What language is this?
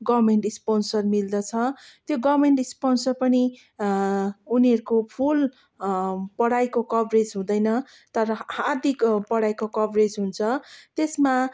Nepali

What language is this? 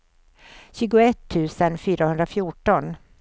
Swedish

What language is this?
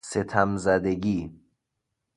Persian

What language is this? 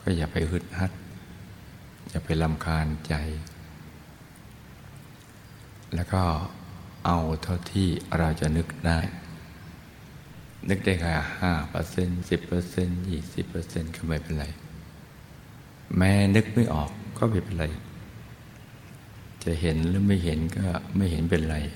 Thai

